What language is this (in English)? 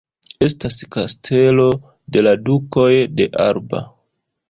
Esperanto